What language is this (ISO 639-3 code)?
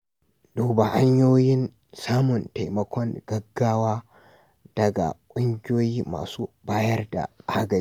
hau